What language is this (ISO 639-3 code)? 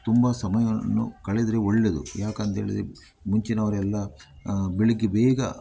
kan